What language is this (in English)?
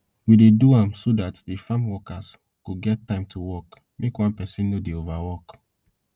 Nigerian Pidgin